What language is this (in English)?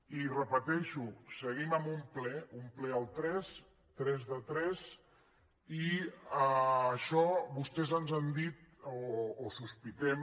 Catalan